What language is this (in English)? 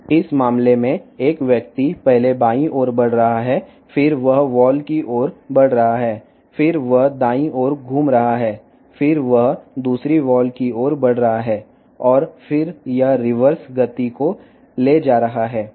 Telugu